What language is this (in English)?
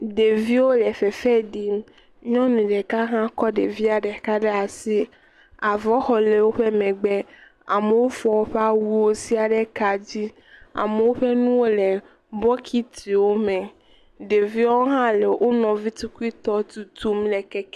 Ewe